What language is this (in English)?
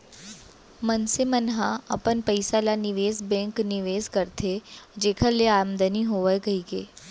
Chhattisgarhi